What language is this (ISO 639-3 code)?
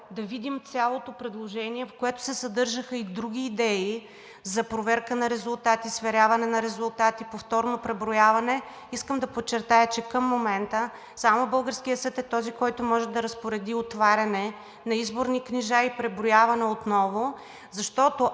bul